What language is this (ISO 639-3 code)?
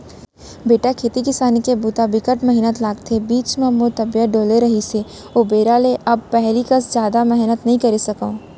hne